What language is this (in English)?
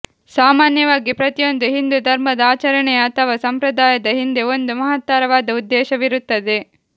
Kannada